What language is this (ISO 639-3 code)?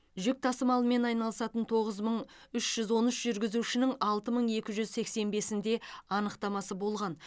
kaz